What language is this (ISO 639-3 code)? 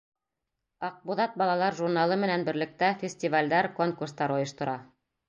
bak